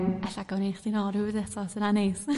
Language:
Welsh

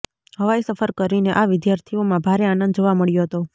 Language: Gujarati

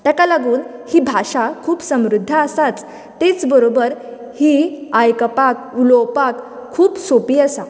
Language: Konkani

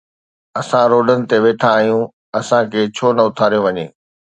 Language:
Sindhi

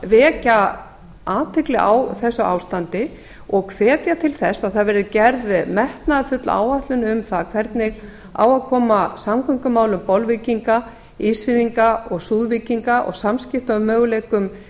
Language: Icelandic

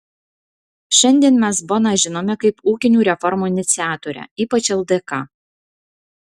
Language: Lithuanian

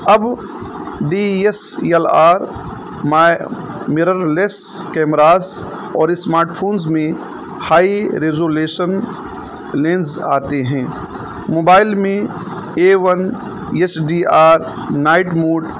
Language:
Urdu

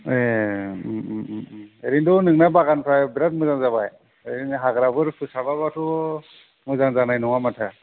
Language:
Bodo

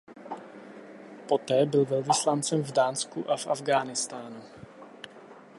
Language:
Czech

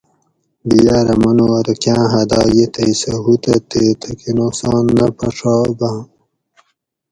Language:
Gawri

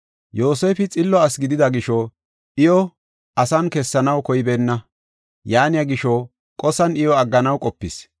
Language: Gofa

